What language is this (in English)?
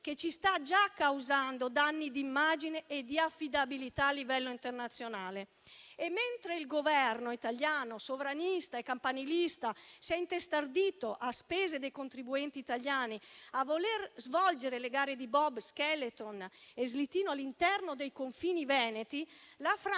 Italian